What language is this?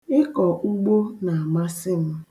Igbo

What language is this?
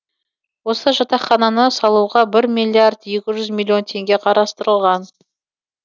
Kazakh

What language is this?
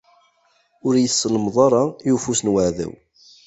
Kabyle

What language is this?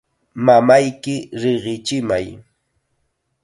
Chiquián Ancash Quechua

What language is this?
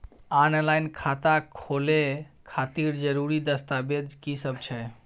Maithili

